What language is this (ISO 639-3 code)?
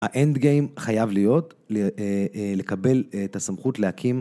heb